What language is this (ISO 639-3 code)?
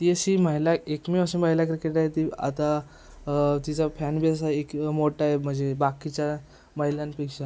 mar